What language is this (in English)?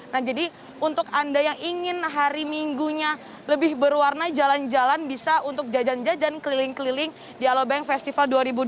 Indonesian